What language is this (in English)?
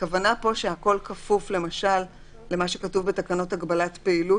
Hebrew